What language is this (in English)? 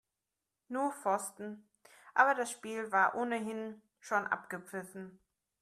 German